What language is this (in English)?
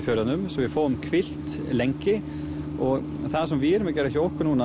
Icelandic